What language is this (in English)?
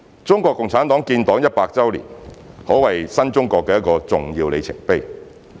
Cantonese